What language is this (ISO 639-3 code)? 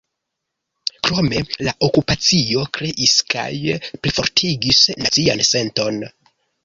epo